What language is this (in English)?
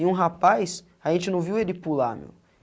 Portuguese